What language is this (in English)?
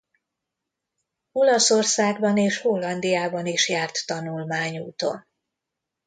Hungarian